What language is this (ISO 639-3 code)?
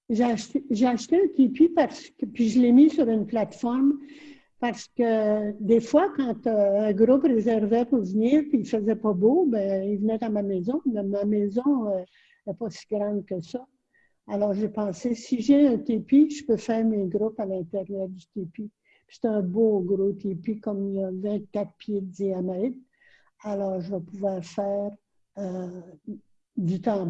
fra